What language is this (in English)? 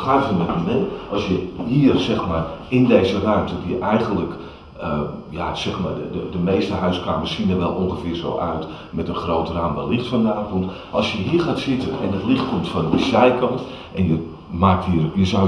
Dutch